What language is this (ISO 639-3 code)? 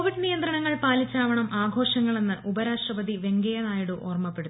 mal